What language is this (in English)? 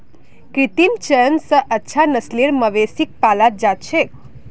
Magahi